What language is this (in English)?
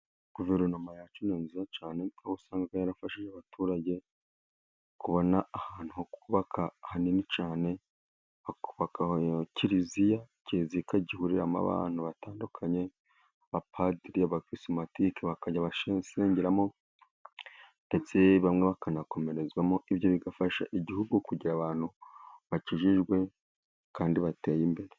Kinyarwanda